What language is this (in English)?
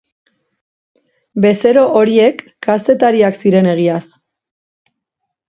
Basque